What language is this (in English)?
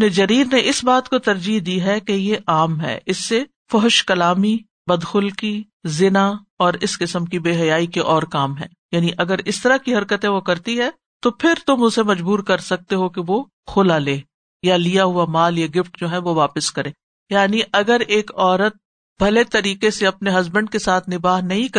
Urdu